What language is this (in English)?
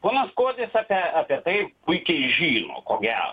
Lithuanian